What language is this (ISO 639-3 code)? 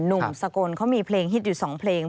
tha